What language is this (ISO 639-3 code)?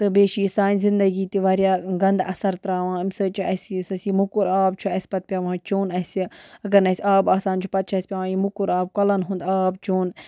kas